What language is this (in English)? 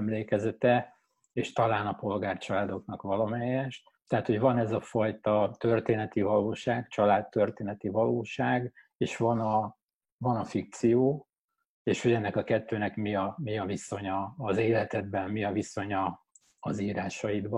Hungarian